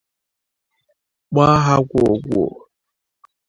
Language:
Igbo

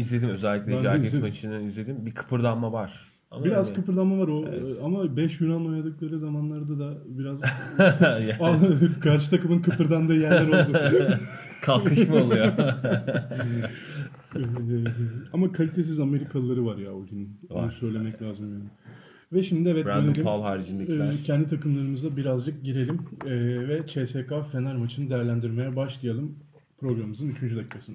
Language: Turkish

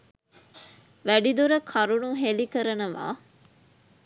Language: Sinhala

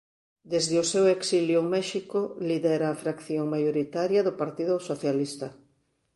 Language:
Galician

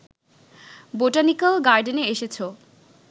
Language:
Bangla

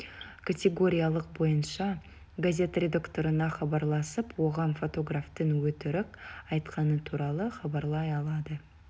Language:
Kazakh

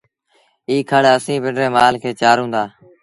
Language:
Sindhi Bhil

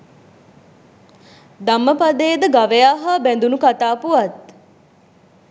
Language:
Sinhala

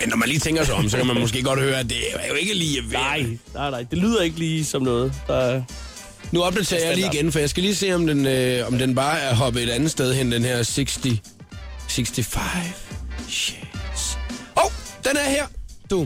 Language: Danish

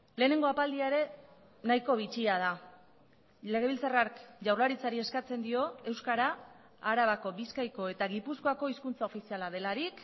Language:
Basque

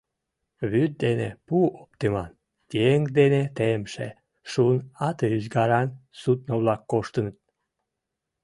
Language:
Mari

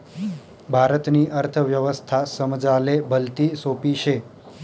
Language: Marathi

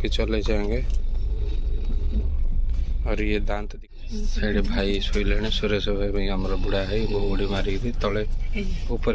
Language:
Odia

